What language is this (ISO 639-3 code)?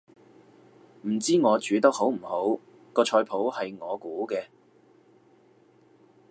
yue